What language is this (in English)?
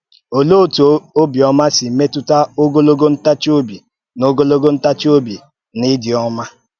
Igbo